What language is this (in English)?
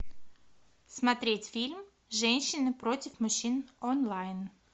Russian